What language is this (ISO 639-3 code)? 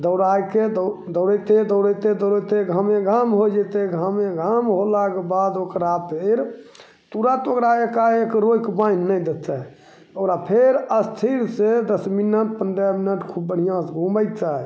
mai